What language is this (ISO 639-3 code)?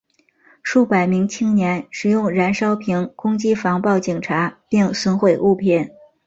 zho